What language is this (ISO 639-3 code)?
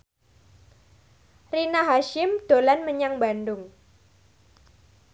jav